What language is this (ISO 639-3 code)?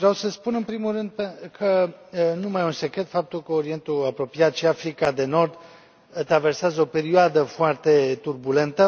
ron